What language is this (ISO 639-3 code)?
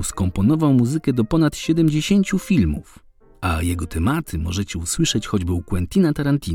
pol